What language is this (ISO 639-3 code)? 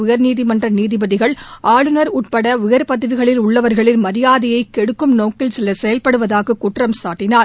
tam